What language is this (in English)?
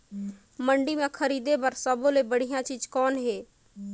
Chhattisgarhi